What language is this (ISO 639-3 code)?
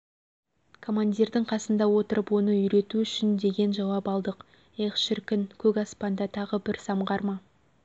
kaz